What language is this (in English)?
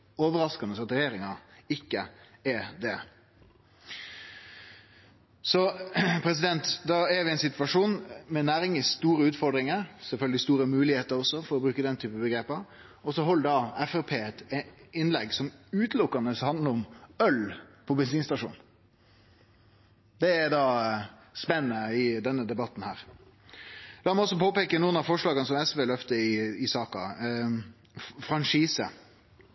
Norwegian Nynorsk